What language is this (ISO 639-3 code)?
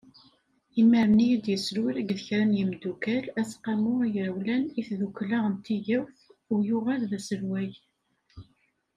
kab